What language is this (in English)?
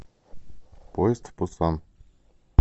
Russian